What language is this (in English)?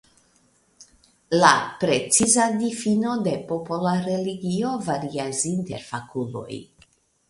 Esperanto